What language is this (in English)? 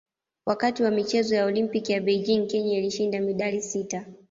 Swahili